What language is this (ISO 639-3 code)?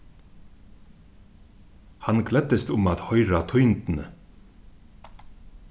fao